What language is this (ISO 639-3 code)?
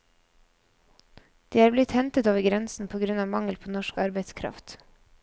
nor